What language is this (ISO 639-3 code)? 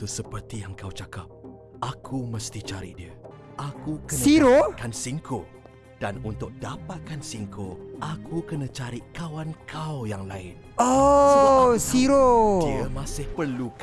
msa